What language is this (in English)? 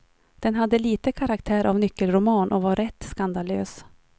Swedish